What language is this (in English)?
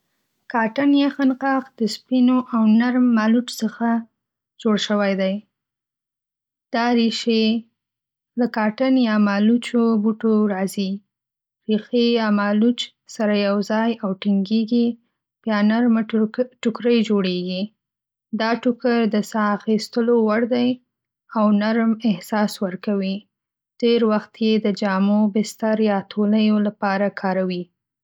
Pashto